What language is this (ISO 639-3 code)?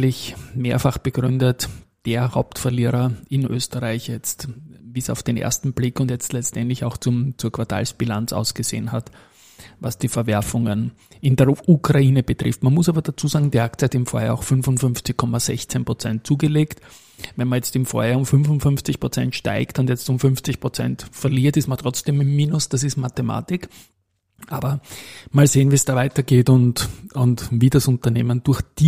deu